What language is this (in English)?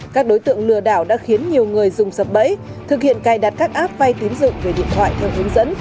Vietnamese